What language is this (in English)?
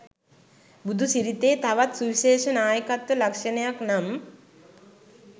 Sinhala